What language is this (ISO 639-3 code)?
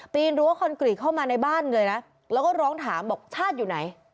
tha